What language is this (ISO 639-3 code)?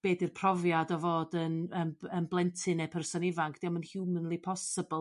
cym